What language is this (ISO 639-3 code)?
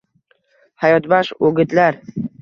uzb